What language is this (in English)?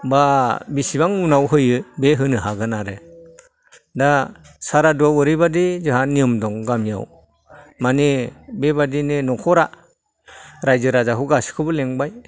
Bodo